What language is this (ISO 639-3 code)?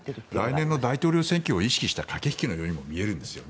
jpn